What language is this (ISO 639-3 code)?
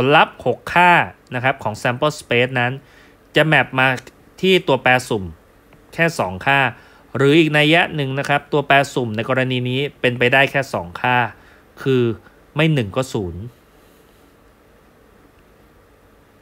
tha